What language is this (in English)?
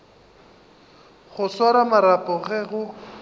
Northern Sotho